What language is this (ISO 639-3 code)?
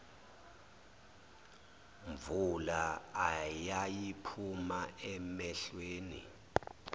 zul